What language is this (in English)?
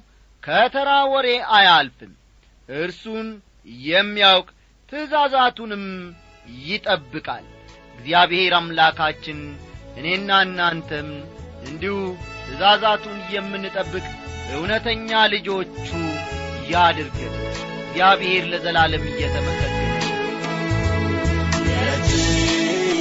Amharic